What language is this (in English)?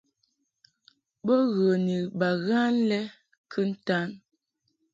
Mungaka